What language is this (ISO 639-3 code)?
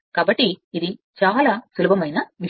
tel